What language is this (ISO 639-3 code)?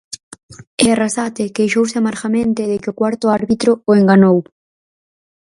glg